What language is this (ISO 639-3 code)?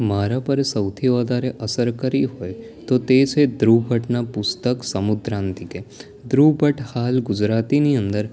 guj